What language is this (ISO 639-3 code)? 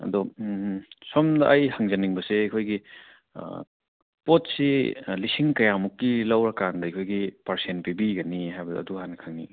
mni